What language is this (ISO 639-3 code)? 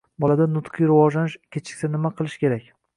uzb